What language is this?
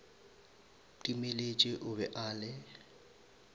Northern Sotho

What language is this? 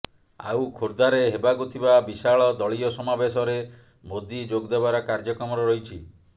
Odia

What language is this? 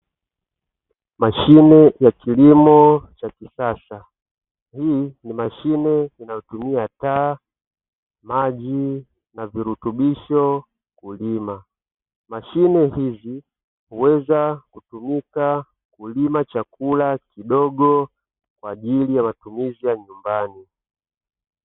Swahili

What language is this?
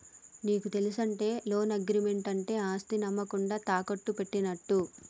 Telugu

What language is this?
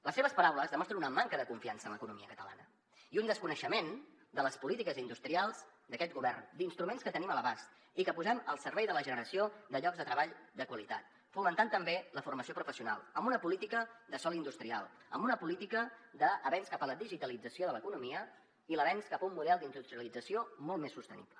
Catalan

